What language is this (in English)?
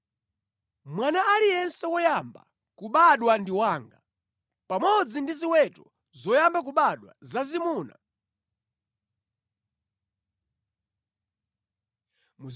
Nyanja